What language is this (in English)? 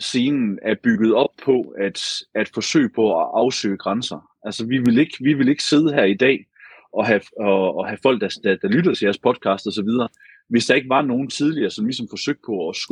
Danish